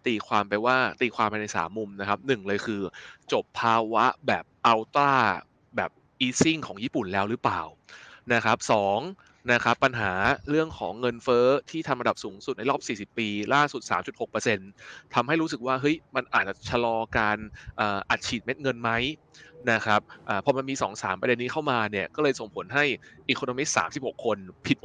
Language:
Thai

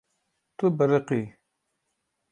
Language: Kurdish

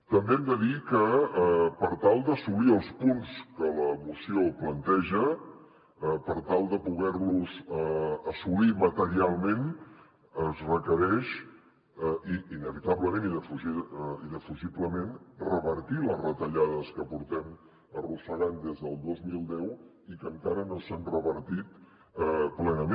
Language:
Catalan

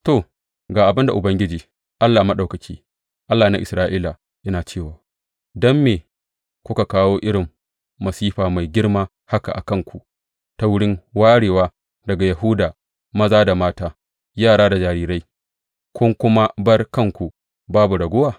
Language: Hausa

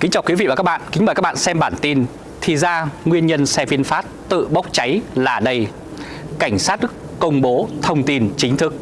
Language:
Vietnamese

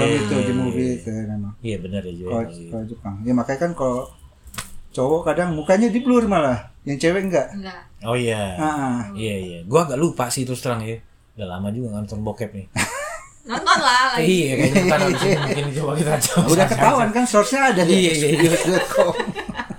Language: Indonesian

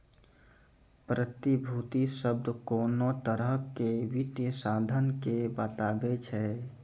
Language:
Maithili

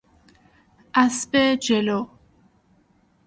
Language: Persian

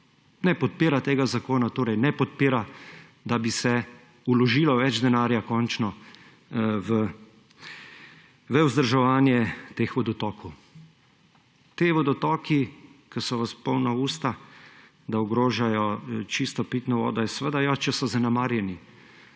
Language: Slovenian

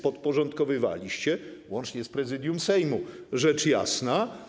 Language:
Polish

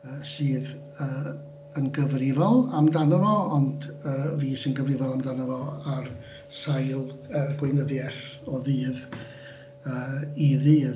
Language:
Welsh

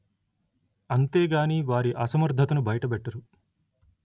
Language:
Telugu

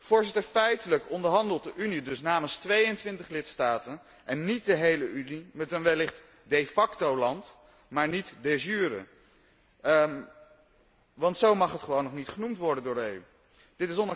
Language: Dutch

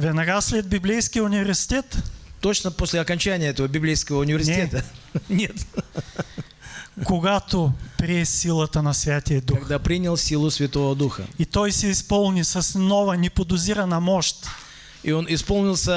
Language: Russian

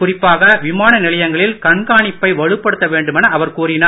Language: Tamil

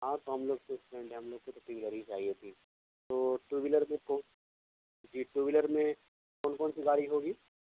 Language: Urdu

